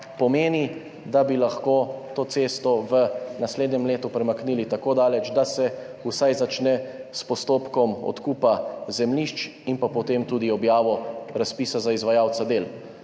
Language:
Slovenian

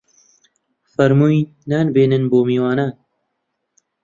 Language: Central Kurdish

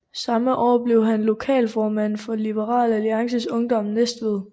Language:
Danish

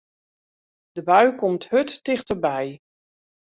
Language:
Western Frisian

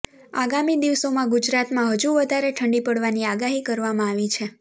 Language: Gujarati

